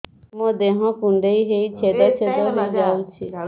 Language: Odia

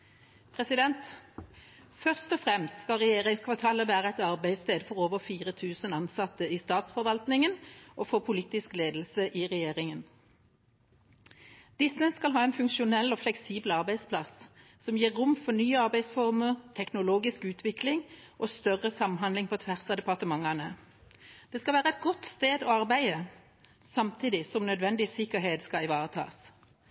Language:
Norwegian Bokmål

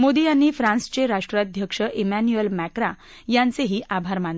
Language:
Marathi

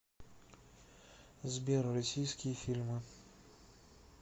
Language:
Russian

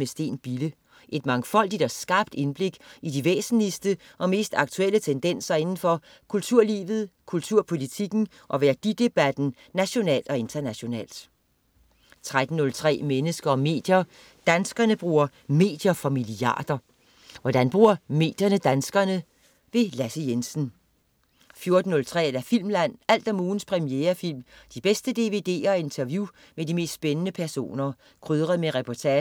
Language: Danish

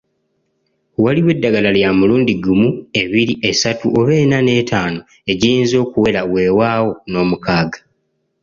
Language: Ganda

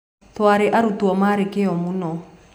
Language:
Kikuyu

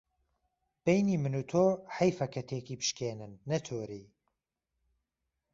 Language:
Central Kurdish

